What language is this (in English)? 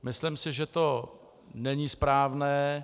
Czech